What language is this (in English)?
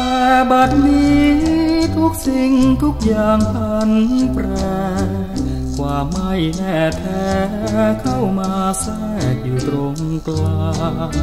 Thai